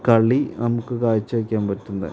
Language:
Malayalam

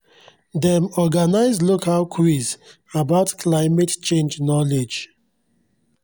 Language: Nigerian Pidgin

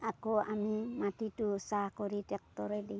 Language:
Assamese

